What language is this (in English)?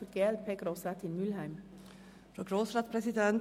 Swiss German